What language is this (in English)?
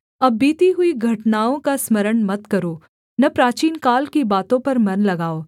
Hindi